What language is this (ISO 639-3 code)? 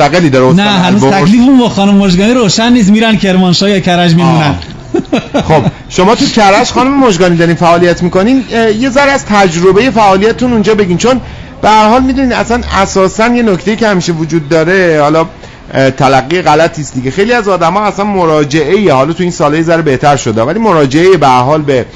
fas